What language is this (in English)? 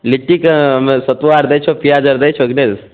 Maithili